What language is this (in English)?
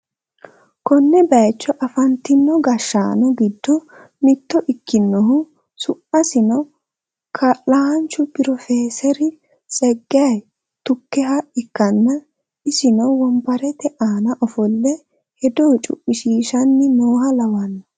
Sidamo